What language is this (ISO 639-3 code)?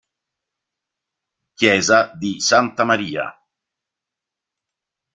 ita